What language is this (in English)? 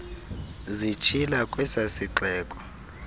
Xhosa